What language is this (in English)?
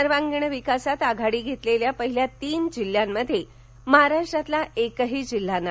Marathi